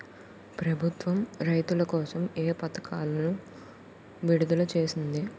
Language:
Telugu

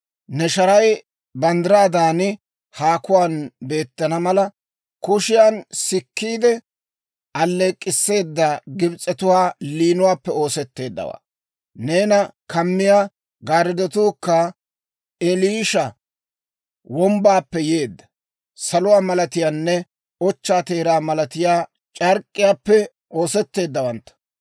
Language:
Dawro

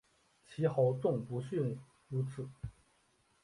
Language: Chinese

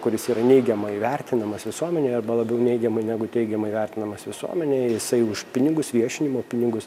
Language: Lithuanian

